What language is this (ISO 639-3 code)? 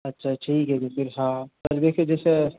hin